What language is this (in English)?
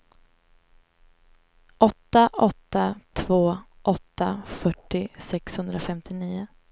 Swedish